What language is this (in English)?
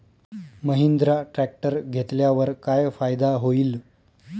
Marathi